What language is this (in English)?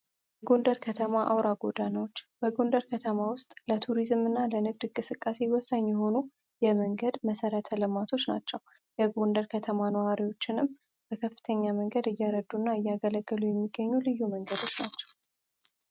Amharic